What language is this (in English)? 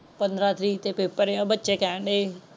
Punjabi